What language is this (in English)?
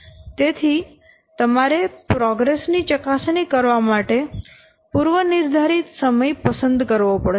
Gujarati